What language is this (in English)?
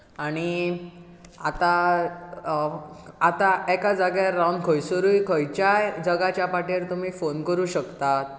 Konkani